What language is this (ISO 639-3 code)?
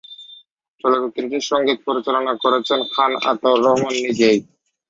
ben